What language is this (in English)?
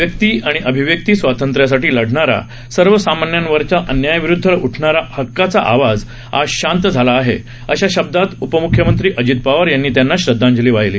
Marathi